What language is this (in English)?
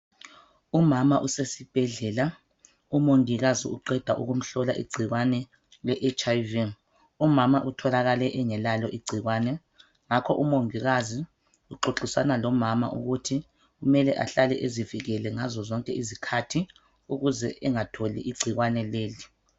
North Ndebele